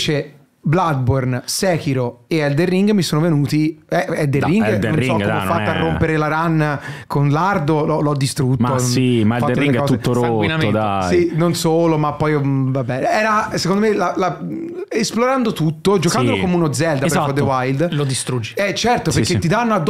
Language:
Italian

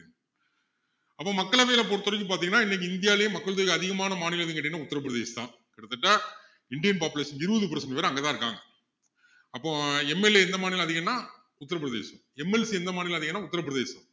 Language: Tamil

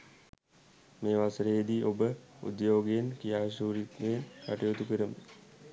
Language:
Sinhala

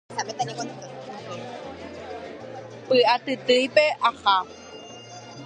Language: Guarani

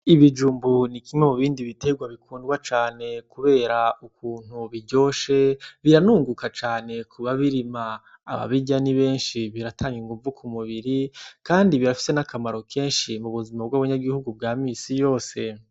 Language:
Rundi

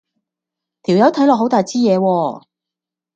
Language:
Cantonese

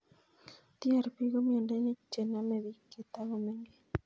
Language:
Kalenjin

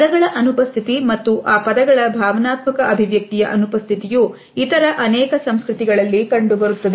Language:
Kannada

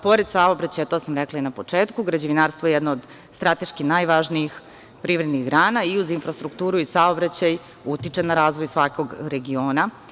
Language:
Serbian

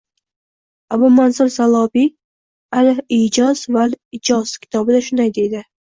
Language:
Uzbek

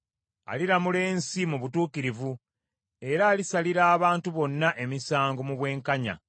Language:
Ganda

